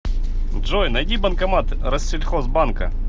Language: Russian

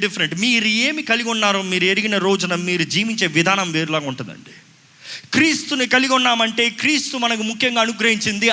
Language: Telugu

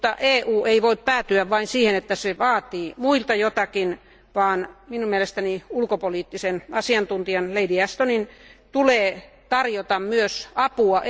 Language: Finnish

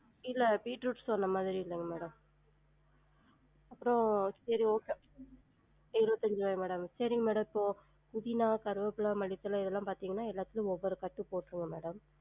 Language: Tamil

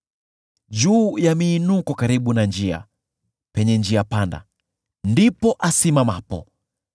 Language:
Swahili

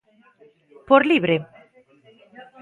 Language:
Galician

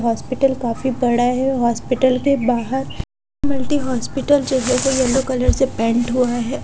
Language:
Hindi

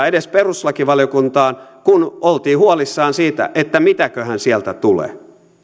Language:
Finnish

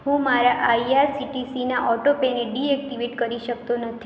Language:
Gujarati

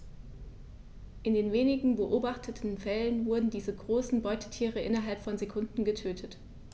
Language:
German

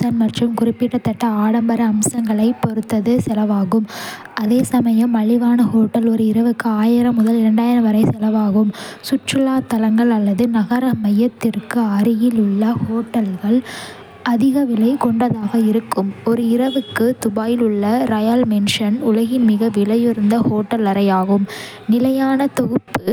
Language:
Kota (India)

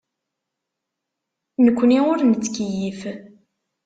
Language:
Kabyle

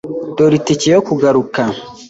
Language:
Kinyarwanda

